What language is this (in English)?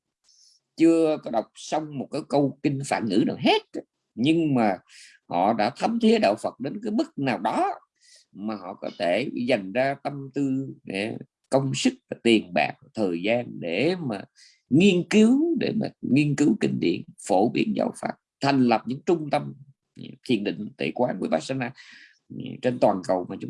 Vietnamese